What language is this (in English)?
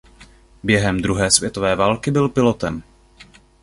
Czech